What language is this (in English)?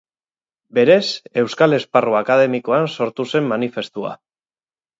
Basque